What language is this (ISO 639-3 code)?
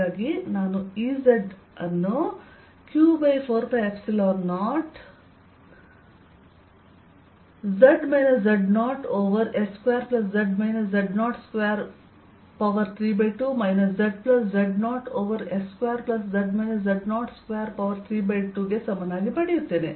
kan